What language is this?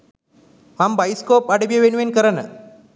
Sinhala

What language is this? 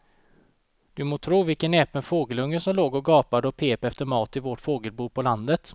Swedish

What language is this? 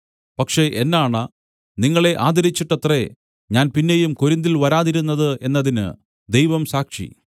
Malayalam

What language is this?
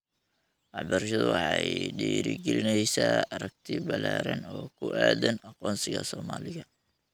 Somali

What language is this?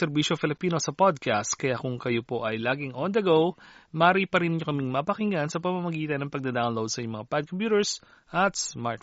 Filipino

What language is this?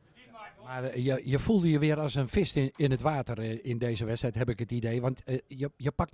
Dutch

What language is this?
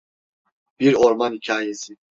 Turkish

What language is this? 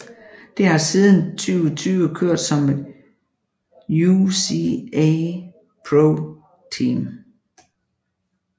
Danish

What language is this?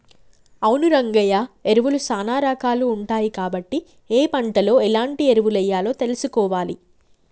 Telugu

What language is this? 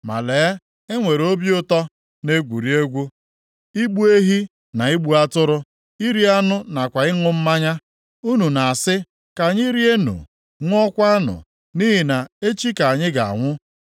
Igbo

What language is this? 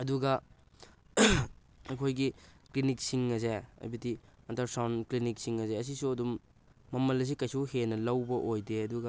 Manipuri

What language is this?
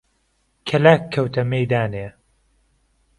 Central Kurdish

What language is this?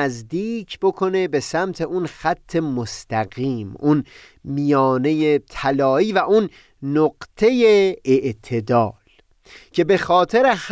Persian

